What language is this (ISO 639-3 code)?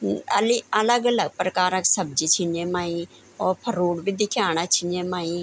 gbm